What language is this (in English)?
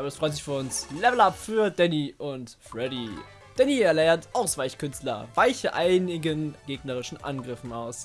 German